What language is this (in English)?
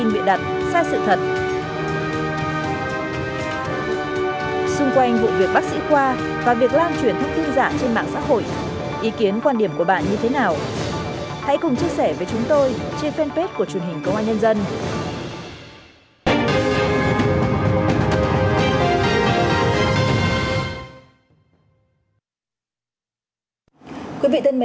Vietnamese